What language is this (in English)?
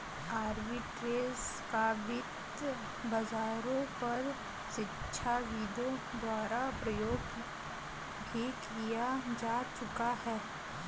Hindi